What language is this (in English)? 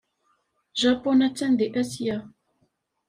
Kabyle